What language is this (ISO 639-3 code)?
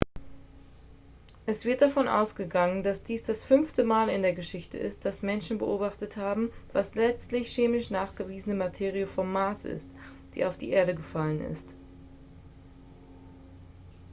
deu